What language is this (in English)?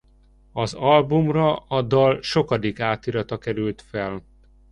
Hungarian